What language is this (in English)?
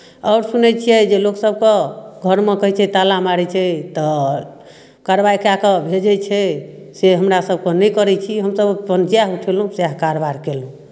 Maithili